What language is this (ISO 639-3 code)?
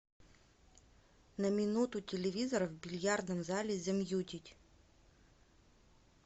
rus